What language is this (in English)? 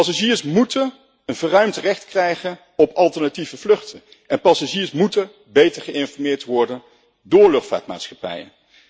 Dutch